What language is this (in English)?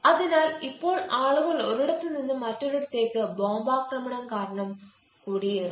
Malayalam